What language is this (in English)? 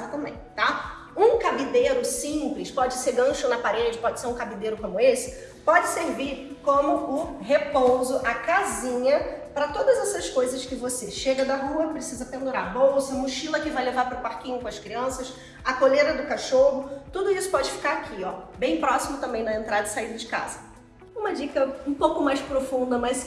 Portuguese